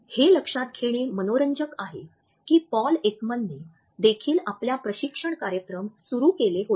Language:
Marathi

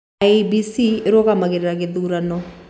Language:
Kikuyu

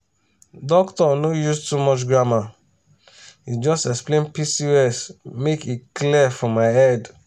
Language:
Nigerian Pidgin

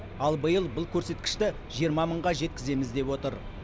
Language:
Kazakh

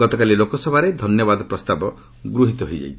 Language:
Odia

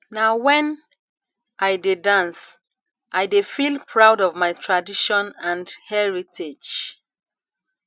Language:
Nigerian Pidgin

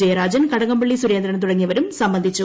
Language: Malayalam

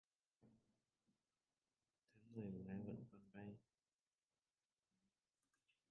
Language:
Vietnamese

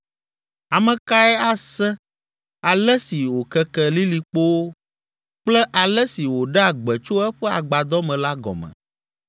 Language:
Ewe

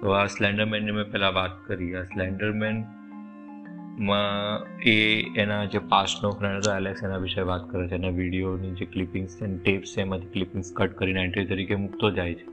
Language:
Gujarati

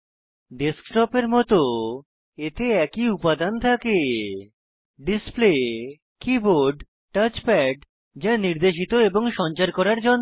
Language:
Bangla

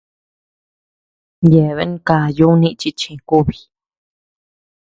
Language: Tepeuxila Cuicatec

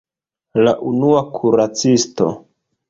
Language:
Esperanto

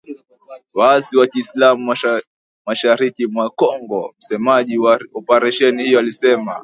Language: Swahili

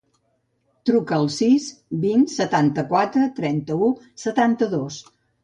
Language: Catalan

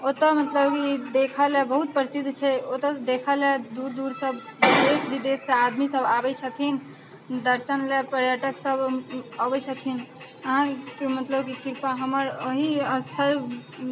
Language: Maithili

